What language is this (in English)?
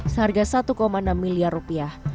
Indonesian